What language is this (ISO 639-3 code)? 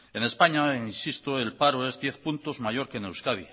spa